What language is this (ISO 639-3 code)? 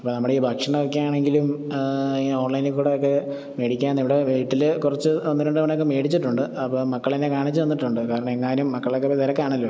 mal